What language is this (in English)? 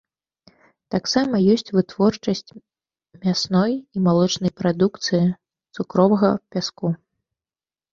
Belarusian